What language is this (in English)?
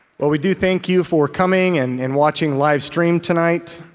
English